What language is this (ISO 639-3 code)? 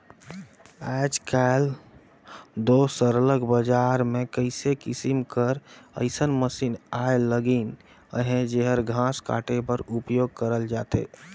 hne